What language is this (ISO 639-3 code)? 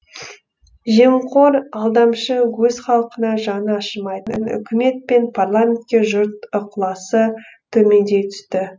kaz